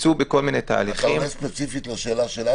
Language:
Hebrew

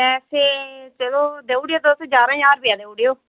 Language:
Dogri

